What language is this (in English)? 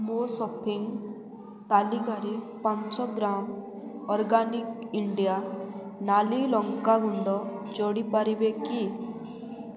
Odia